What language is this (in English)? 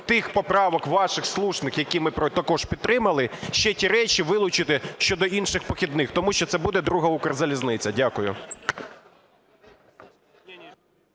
Ukrainian